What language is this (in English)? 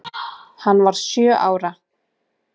Icelandic